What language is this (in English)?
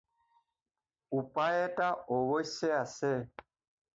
Assamese